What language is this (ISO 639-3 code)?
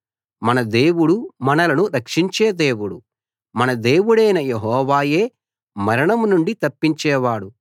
tel